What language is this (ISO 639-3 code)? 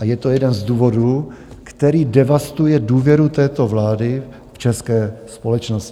ces